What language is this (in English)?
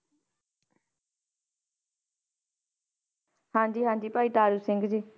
Punjabi